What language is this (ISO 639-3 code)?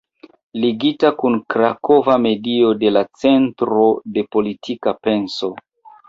epo